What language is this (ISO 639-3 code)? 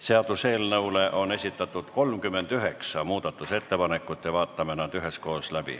est